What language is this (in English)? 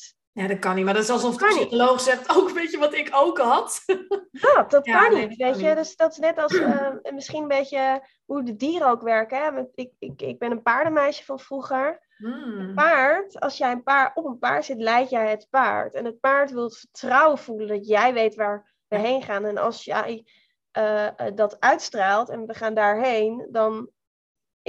Dutch